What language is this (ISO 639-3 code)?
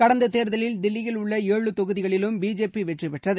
tam